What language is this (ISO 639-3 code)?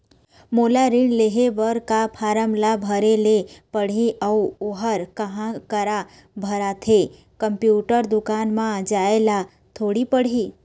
hne